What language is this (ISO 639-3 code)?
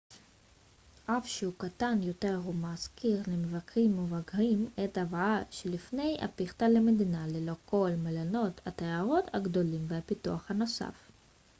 heb